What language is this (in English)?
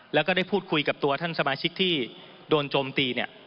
Thai